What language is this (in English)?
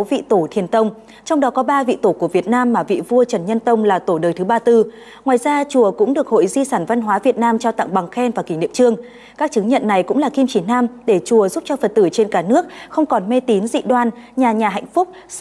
Vietnamese